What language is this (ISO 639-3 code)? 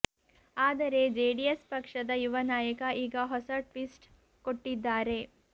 kan